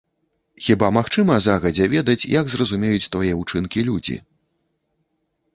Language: Belarusian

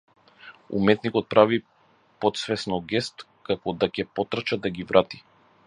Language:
Macedonian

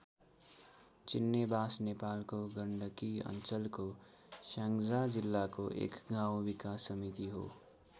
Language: Nepali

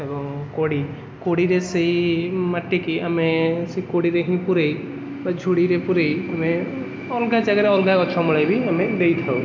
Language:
Odia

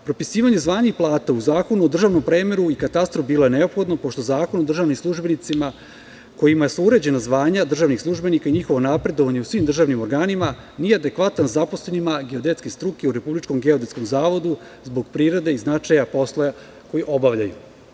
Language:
Serbian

